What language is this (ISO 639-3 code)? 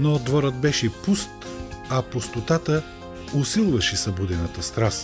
bul